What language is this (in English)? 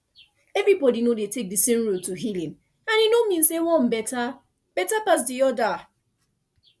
Nigerian Pidgin